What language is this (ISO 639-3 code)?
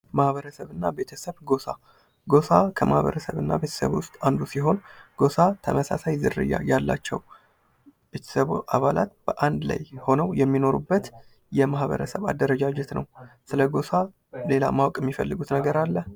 amh